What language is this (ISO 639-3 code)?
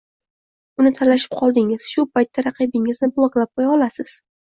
uzb